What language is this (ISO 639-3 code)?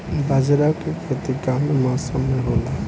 bho